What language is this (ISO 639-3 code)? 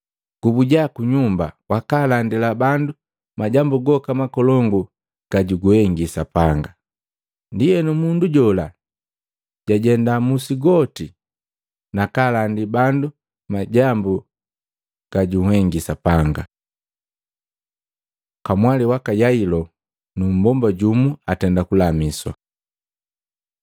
mgv